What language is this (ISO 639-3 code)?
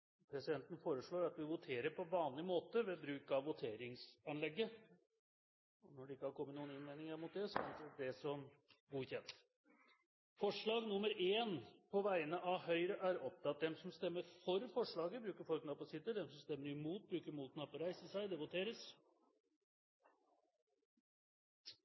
nob